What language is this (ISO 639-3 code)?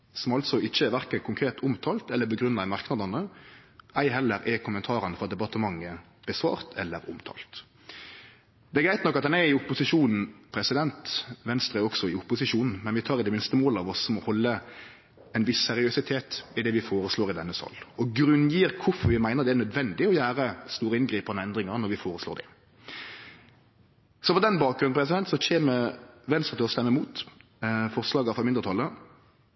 nno